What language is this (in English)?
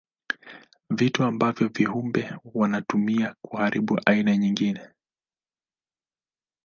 Swahili